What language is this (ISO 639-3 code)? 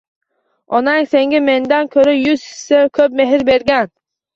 uzb